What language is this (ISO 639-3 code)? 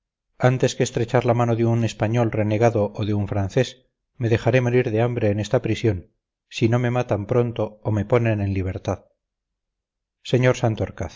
spa